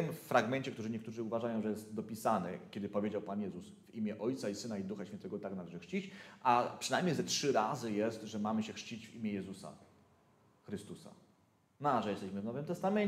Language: Polish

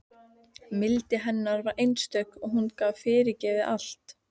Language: Icelandic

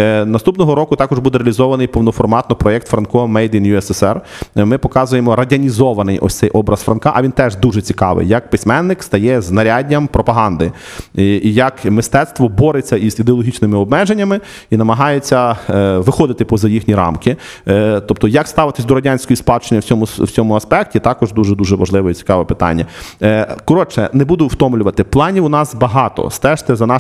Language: Ukrainian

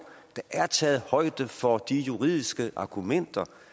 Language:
Danish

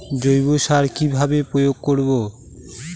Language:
Bangla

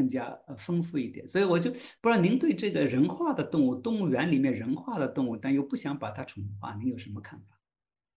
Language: Chinese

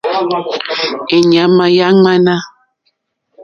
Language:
Mokpwe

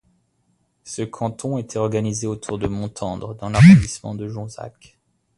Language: French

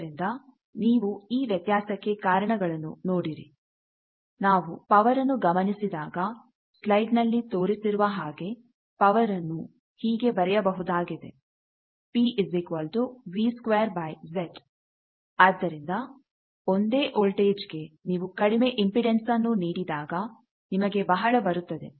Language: Kannada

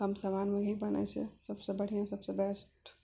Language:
Maithili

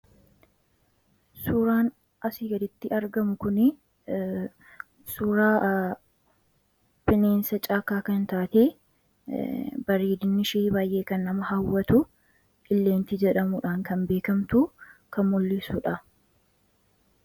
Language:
Oromo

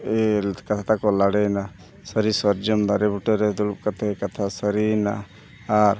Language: Santali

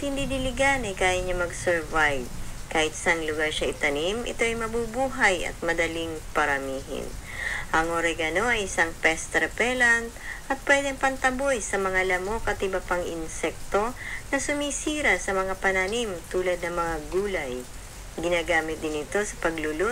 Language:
Filipino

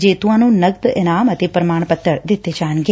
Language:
Punjabi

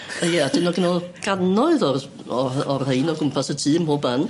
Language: Welsh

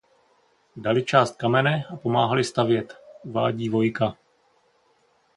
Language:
Czech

